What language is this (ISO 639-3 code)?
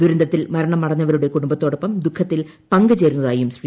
mal